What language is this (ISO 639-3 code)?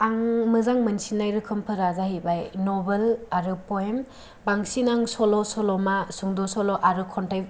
brx